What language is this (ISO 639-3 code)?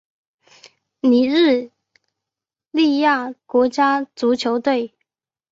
zho